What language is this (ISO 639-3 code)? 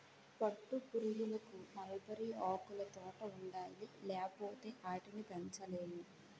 tel